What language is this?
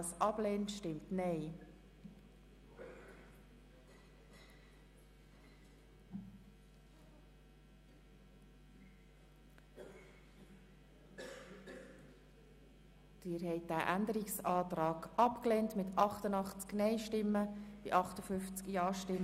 Swiss German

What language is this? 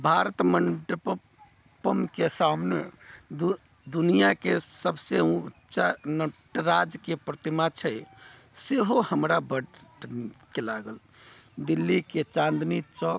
Maithili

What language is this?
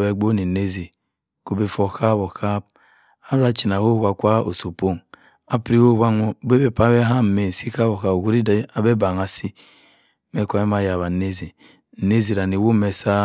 Cross River Mbembe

